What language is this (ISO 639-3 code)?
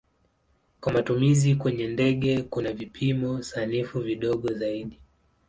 swa